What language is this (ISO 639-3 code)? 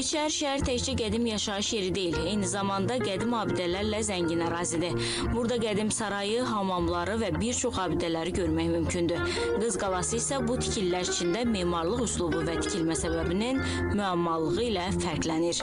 tur